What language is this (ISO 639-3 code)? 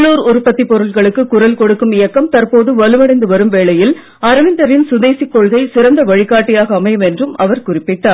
tam